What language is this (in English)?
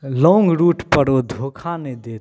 Maithili